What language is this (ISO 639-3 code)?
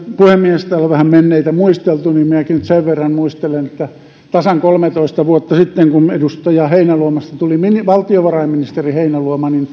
fin